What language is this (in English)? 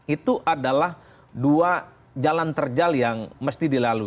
Indonesian